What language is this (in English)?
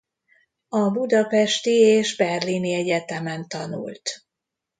Hungarian